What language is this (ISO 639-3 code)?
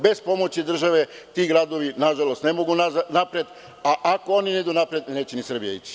srp